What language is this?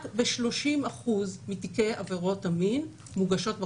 Hebrew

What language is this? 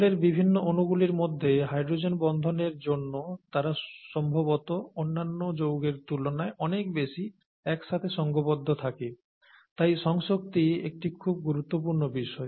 Bangla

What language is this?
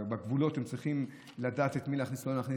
Hebrew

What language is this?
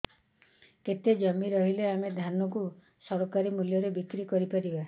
Odia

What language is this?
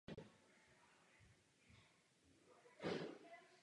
Czech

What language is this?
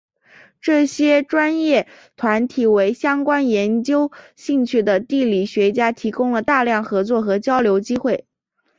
Chinese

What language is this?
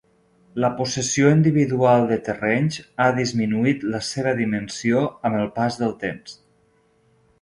Catalan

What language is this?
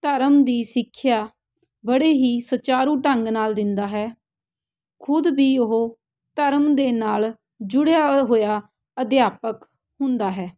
Punjabi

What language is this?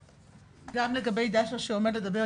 Hebrew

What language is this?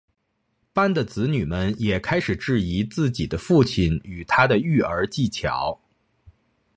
Chinese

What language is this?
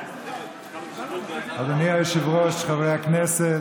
Hebrew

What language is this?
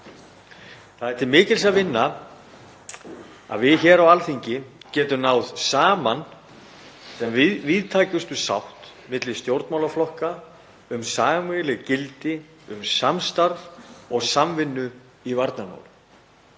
Icelandic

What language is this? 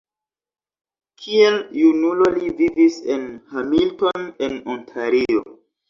Esperanto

